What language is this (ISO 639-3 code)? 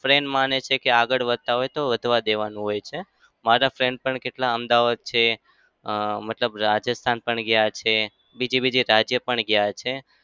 guj